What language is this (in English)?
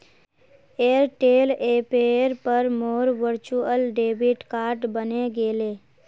Magahi